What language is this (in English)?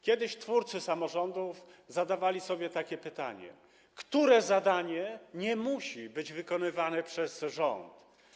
Polish